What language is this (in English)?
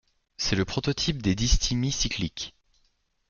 French